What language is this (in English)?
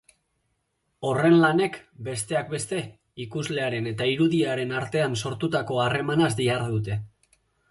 Basque